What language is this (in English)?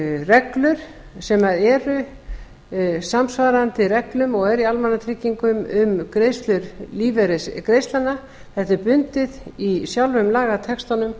Icelandic